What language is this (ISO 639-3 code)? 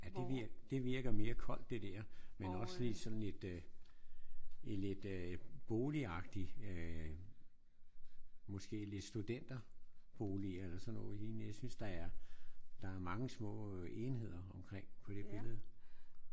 dan